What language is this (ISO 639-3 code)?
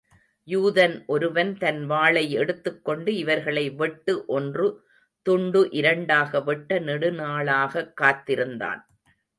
tam